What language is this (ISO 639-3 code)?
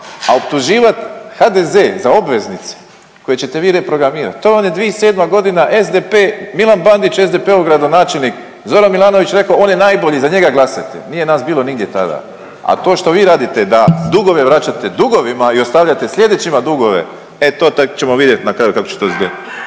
hrv